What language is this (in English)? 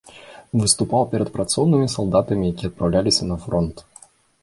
Belarusian